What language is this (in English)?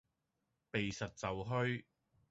Cantonese